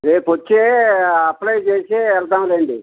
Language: Telugu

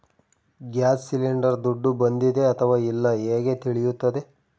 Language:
Kannada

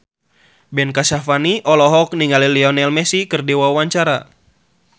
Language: Sundanese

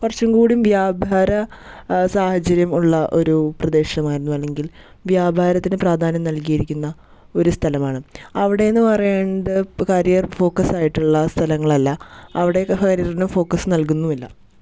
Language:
Malayalam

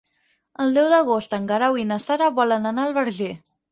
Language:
Catalan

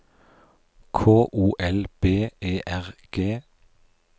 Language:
Norwegian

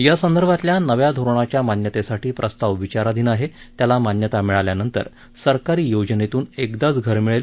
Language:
Marathi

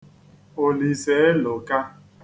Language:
Igbo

